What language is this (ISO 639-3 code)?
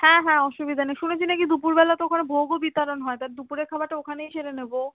ben